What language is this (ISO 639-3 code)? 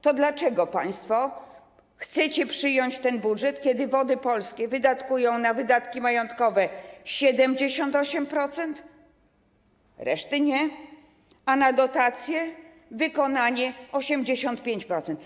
pol